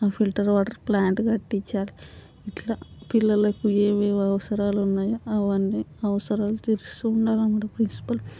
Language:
Telugu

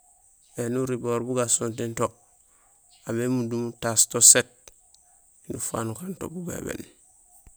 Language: Gusilay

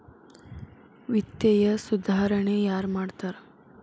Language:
Kannada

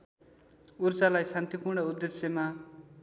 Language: Nepali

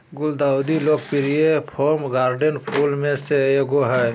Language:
Magahi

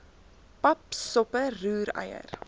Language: Afrikaans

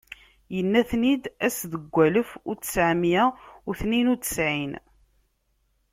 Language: Kabyle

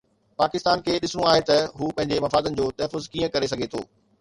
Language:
Sindhi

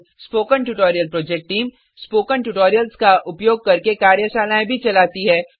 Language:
Hindi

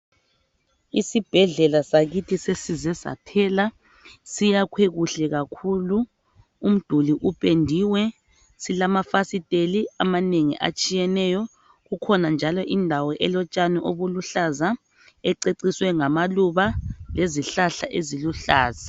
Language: North Ndebele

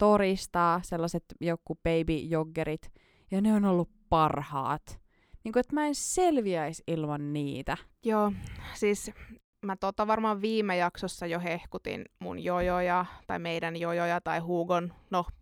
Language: Finnish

